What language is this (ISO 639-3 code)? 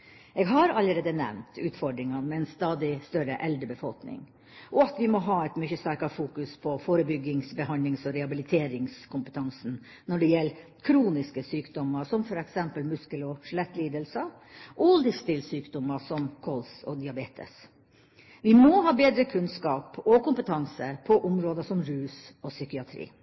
nob